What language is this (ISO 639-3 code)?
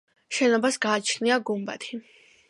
kat